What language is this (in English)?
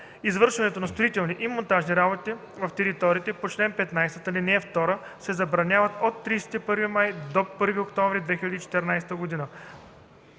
Bulgarian